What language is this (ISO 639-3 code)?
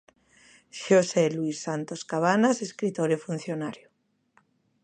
glg